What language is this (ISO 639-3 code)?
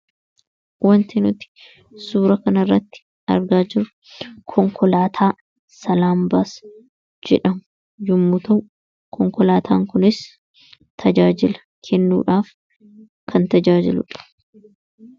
orm